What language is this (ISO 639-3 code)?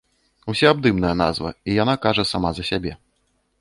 bel